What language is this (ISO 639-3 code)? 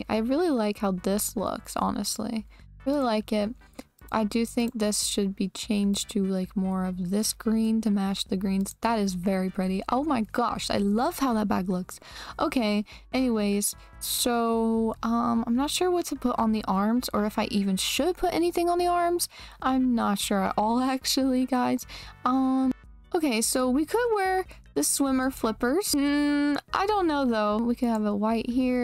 eng